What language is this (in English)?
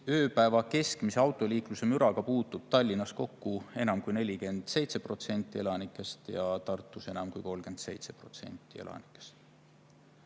Estonian